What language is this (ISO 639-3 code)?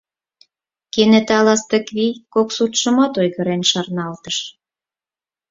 chm